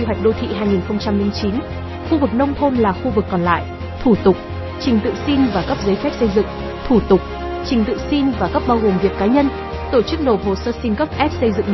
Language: Vietnamese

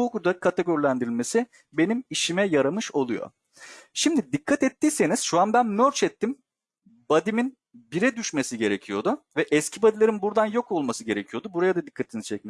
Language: Turkish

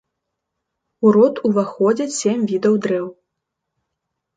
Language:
Belarusian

